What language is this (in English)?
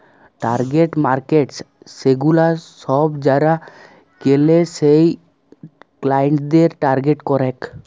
Bangla